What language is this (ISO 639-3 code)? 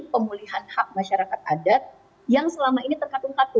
ind